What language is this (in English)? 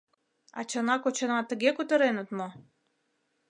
Mari